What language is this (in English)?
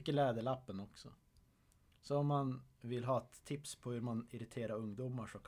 Swedish